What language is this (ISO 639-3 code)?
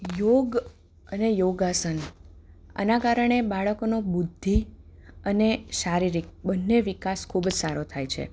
guj